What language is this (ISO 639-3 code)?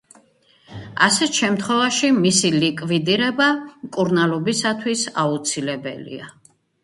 kat